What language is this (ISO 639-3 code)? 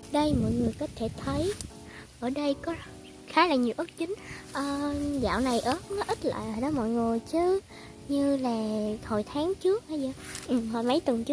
vie